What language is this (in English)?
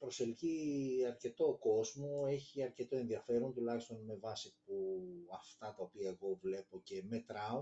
Greek